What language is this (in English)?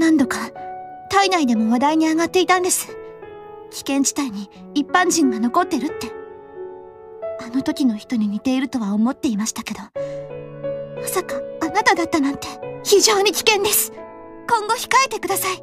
Japanese